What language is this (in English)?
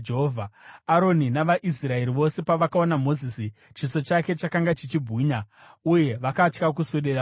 Shona